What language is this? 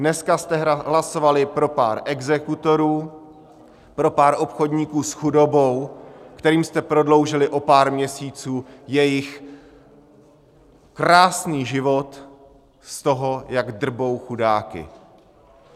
Czech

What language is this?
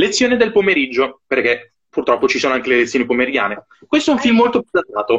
Italian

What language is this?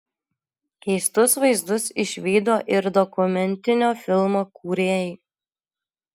Lithuanian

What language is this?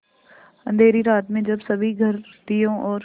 Hindi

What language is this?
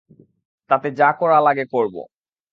Bangla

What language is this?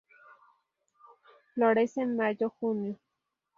Spanish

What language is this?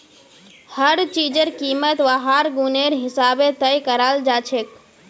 Magahi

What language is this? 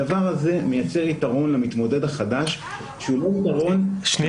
Hebrew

